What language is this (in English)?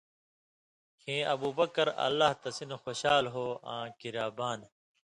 Indus Kohistani